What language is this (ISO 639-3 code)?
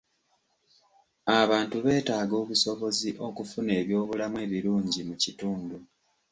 lug